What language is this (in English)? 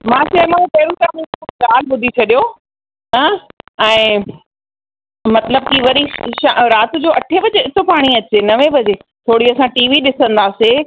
Sindhi